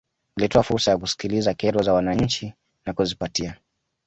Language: Swahili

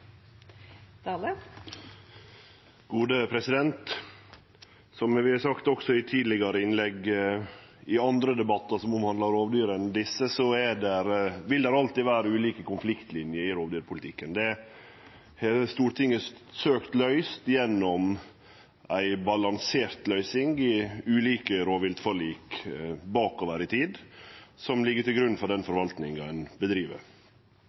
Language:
Norwegian Nynorsk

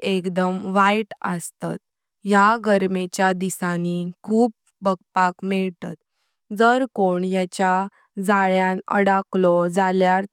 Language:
Konkani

